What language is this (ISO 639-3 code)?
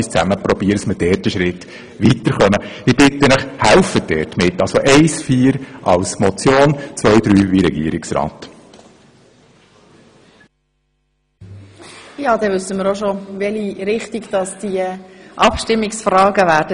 gsw